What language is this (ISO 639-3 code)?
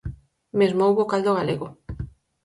glg